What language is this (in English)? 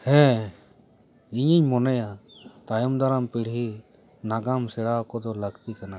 Santali